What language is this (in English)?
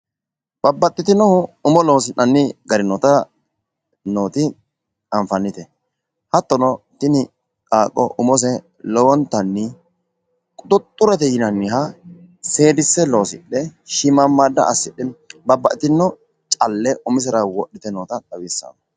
Sidamo